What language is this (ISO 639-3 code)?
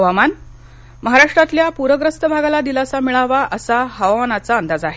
mar